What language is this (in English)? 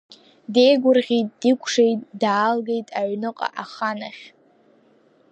Abkhazian